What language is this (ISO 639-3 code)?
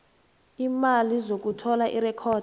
nbl